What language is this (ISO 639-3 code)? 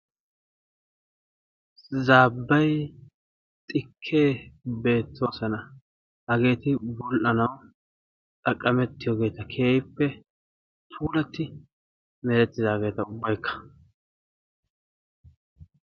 wal